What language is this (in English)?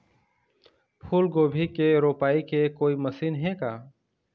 Chhattisgarhi